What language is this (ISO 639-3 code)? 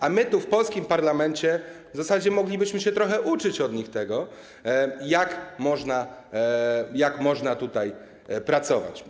pol